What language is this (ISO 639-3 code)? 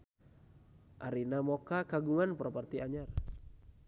sun